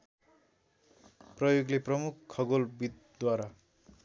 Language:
Nepali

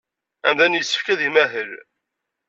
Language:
Kabyle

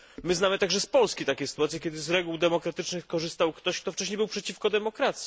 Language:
Polish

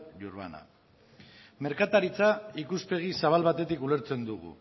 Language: Basque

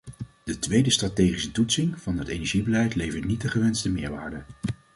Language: Dutch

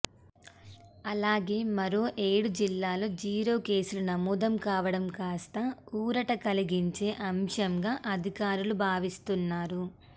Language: Telugu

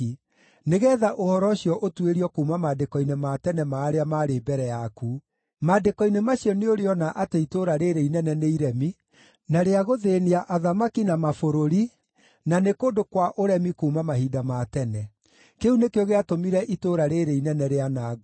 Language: Kikuyu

